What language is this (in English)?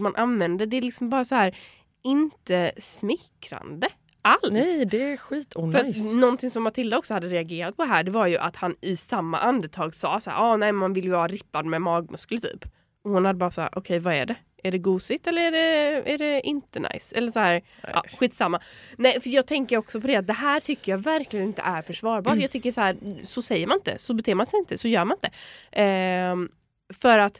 Swedish